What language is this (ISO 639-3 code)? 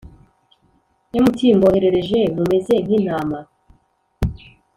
kin